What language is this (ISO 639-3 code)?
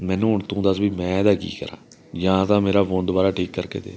pan